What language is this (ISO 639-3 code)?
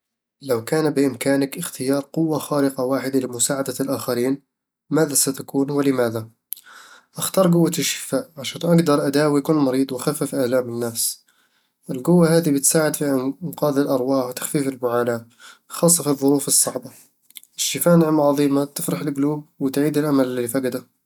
avl